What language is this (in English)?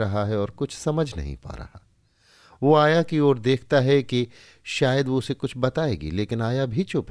Hindi